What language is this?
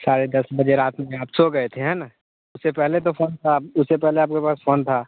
Hindi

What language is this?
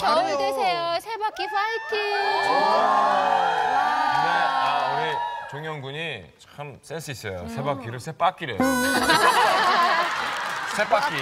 Korean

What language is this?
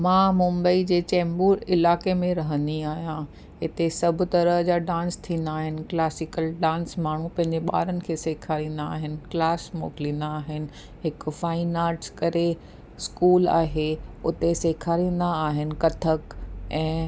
Sindhi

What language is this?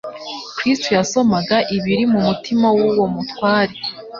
Kinyarwanda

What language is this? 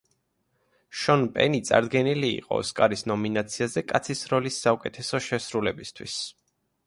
Georgian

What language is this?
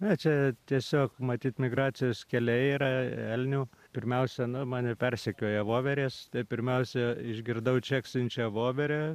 Lithuanian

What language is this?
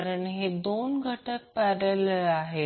Marathi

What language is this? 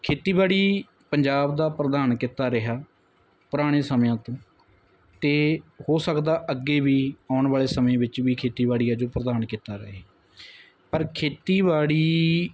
Punjabi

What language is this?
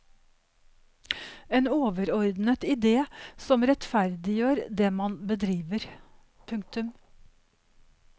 Norwegian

